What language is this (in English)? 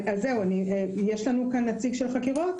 Hebrew